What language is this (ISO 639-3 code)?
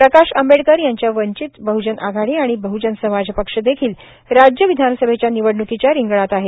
mar